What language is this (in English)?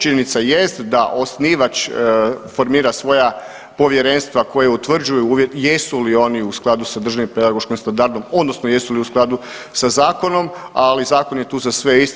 Croatian